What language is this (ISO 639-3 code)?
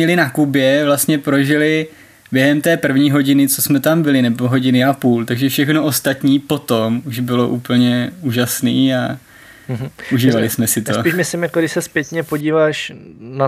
ces